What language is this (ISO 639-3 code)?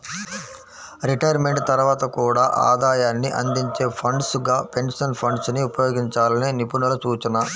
tel